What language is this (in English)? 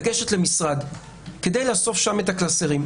Hebrew